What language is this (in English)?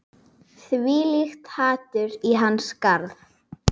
Icelandic